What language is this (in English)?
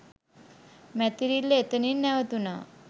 Sinhala